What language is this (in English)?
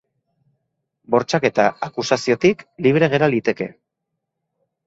Basque